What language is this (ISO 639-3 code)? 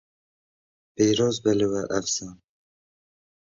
kur